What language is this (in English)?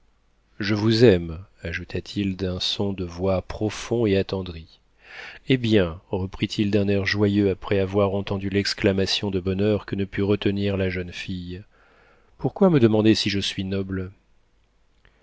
French